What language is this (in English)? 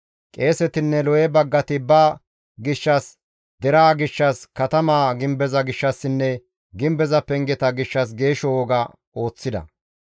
Gamo